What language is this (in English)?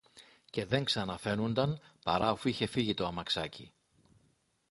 Greek